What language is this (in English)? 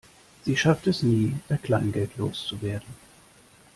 German